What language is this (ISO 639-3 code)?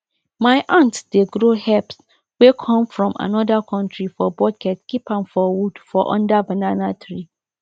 pcm